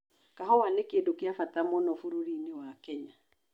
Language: Kikuyu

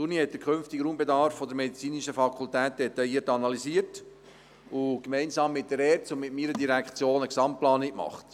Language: Swiss German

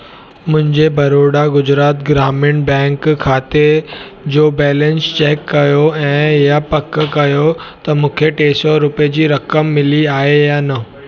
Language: Sindhi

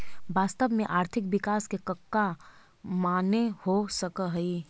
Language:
Magahi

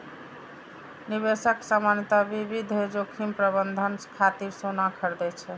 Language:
Maithili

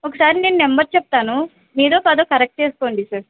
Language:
Telugu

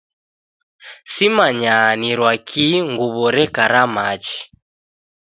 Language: Taita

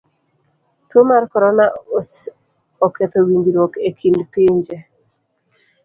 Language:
Luo (Kenya and Tanzania)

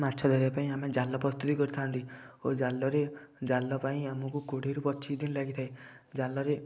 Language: Odia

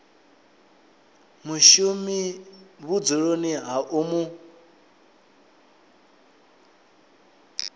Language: Venda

